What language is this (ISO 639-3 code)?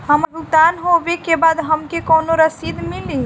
bho